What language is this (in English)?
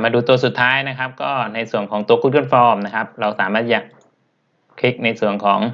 Thai